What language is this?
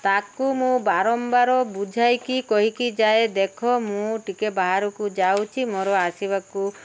Odia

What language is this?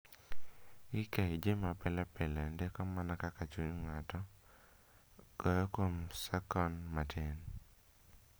Luo (Kenya and Tanzania)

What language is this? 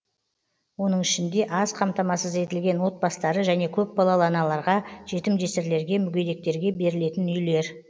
Kazakh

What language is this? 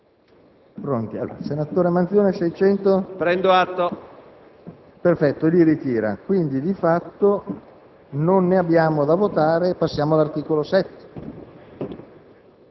Italian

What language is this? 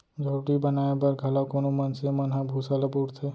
Chhattisgarhi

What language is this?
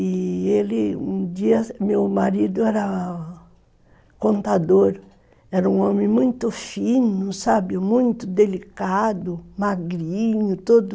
Portuguese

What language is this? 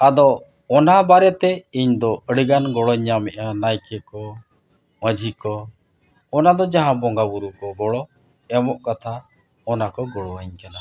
Santali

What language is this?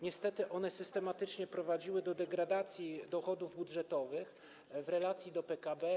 Polish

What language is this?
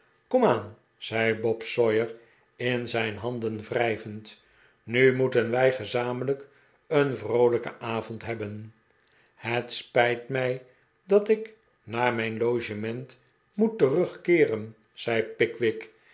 Dutch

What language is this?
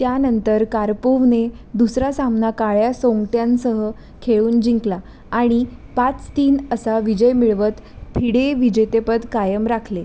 Marathi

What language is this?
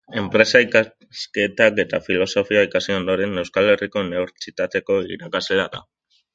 Basque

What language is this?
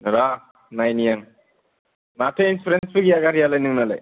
Bodo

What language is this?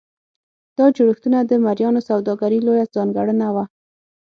Pashto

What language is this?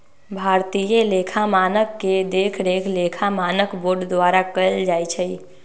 Magahi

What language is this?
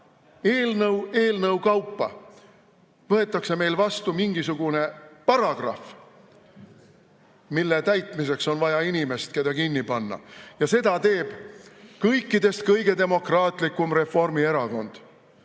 Estonian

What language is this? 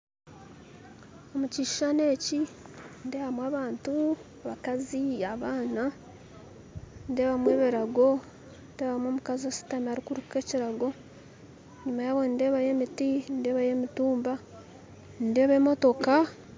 Nyankole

